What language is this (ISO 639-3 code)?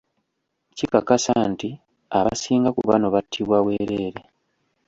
lug